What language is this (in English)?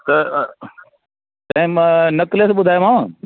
Sindhi